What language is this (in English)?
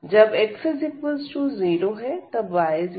Hindi